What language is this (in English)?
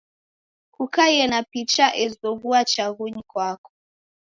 Taita